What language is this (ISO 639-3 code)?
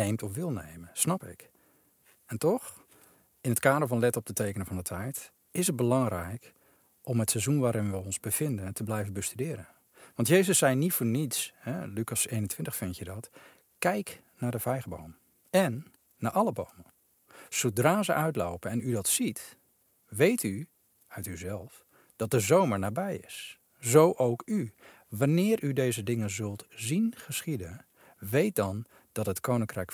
nld